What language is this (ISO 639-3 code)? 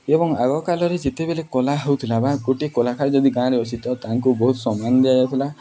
ori